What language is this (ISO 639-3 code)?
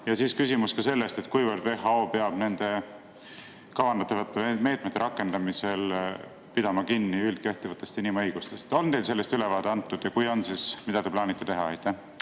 est